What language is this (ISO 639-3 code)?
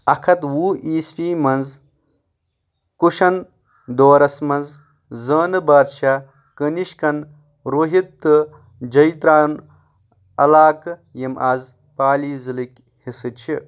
kas